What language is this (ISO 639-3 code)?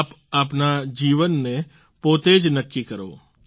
guj